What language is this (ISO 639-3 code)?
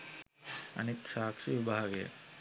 sin